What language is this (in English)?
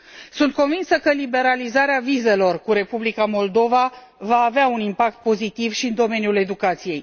Romanian